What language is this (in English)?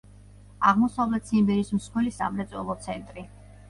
Georgian